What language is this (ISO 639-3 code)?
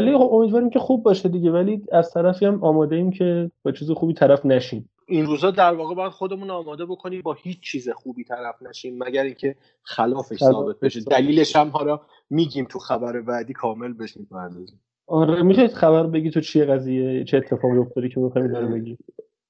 fas